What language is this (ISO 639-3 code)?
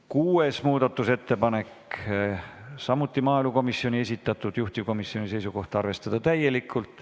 est